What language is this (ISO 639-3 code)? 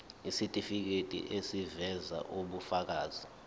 zul